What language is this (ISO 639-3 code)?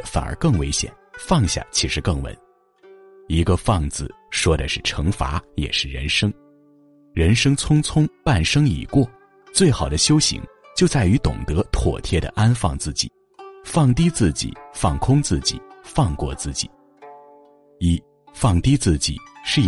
zho